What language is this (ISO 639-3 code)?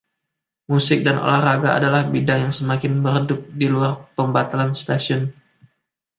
ind